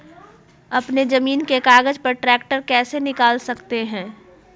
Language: Magahi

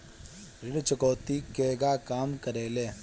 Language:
Bhojpuri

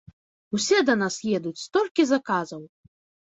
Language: Belarusian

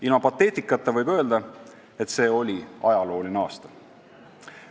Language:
Estonian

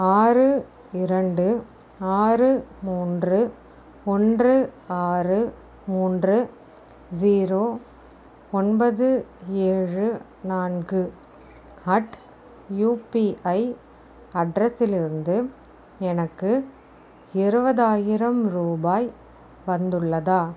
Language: Tamil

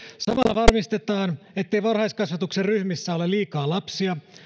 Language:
Finnish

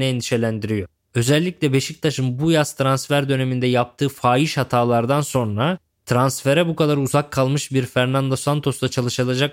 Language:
Turkish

